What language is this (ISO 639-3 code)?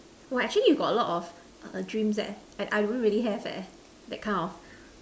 eng